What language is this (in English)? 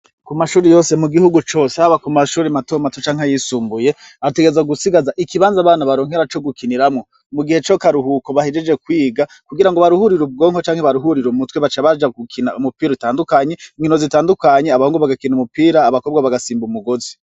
Rundi